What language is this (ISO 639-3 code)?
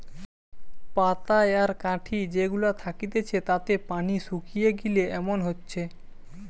ben